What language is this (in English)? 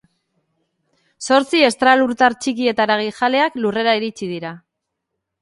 Basque